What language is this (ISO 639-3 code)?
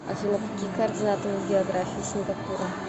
rus